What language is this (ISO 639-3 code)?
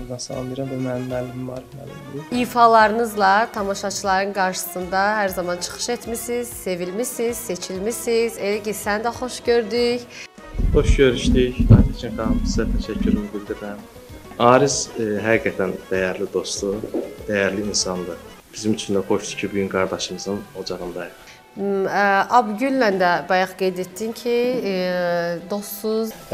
tur